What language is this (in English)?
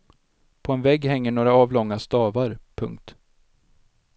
Swedish